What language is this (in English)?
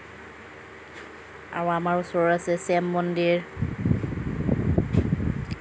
Assamese